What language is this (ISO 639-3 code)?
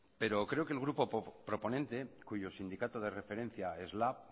spa